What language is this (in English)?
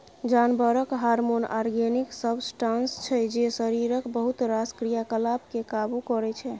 Maithili